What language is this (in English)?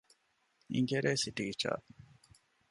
Divehi